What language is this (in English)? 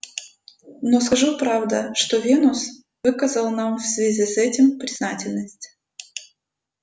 Russian